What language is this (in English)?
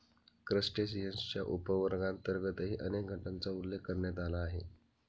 Marathi